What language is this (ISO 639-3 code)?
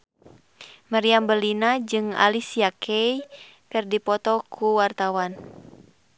sun